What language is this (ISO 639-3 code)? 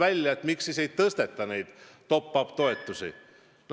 est